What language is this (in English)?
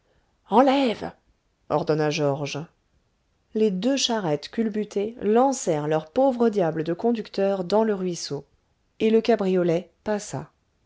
French